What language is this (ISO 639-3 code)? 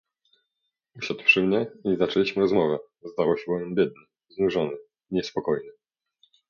pol